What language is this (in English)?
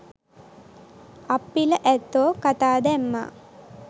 Sinhala